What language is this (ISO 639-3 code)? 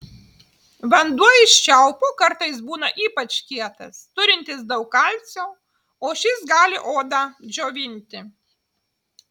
lit